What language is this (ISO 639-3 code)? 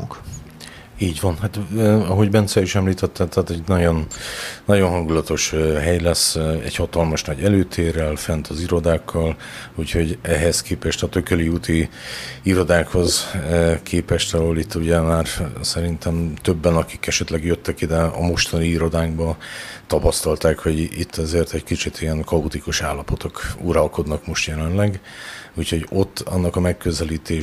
hun